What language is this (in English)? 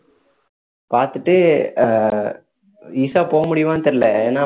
Tamil